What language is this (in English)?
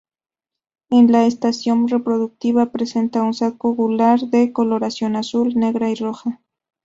Spanish